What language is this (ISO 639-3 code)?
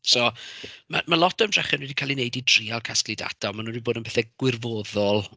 cym